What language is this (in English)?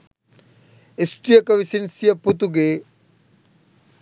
Sinhala